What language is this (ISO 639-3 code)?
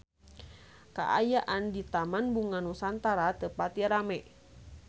sun